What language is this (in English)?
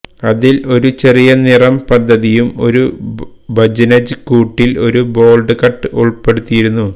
Malayalam